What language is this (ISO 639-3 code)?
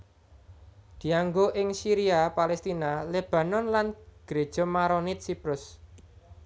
jav